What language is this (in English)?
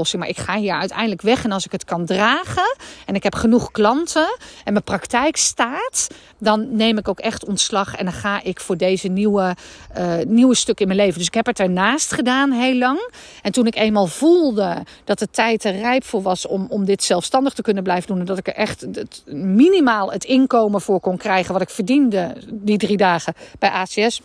Dutch